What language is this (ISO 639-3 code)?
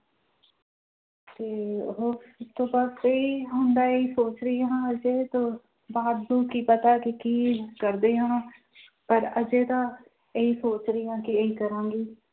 pan